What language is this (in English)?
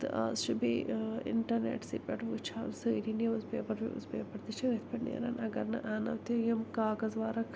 Kashmiri